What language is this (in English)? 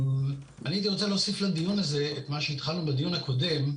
Hebrew